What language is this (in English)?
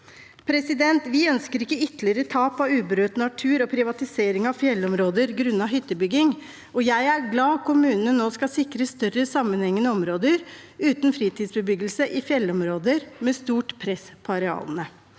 Norwegian